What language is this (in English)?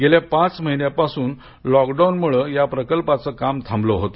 Marathi